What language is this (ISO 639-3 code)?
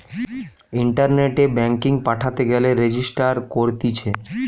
ben